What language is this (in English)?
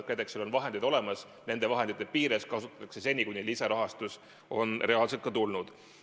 Estonian